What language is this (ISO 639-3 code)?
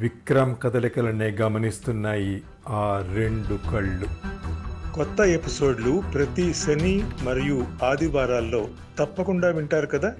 tel